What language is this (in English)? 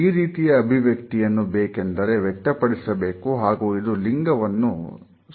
Kannada